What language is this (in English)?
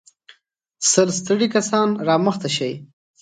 Pashto